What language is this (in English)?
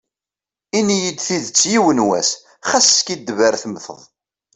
Kabyle